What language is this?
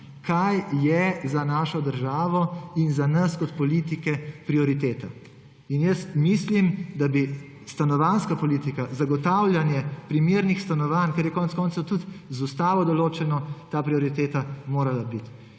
Slovenian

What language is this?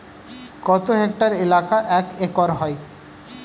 Bangla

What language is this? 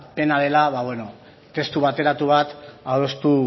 Basque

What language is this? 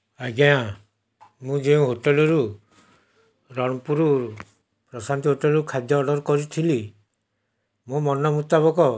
Odia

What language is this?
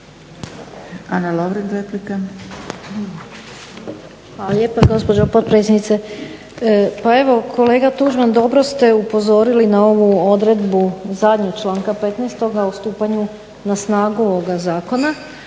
Croatian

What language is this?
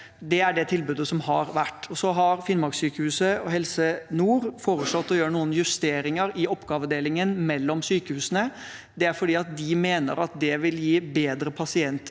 Norwegian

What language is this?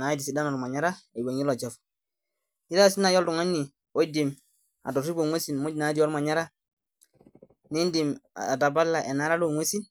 Masai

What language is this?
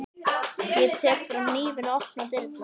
Icelandic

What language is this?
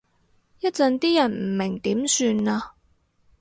Cantonese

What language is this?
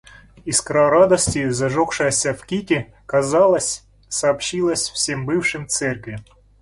Russian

